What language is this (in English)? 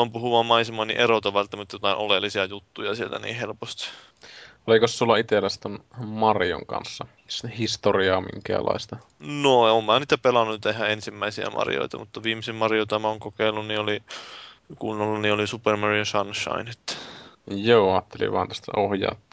Finnish